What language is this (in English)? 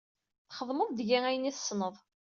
Kabyle